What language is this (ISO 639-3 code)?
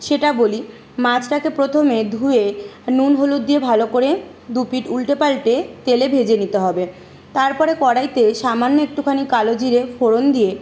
ben